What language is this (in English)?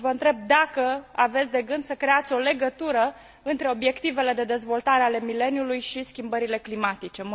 Romanian